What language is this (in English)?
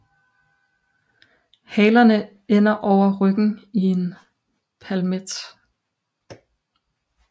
Danish